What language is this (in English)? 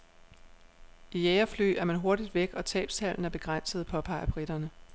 Danish